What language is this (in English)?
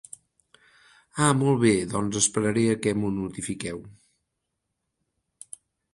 Catalan